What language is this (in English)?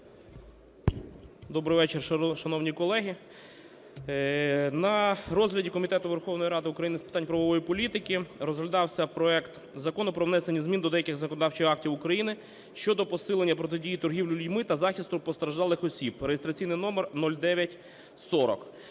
Ukrainian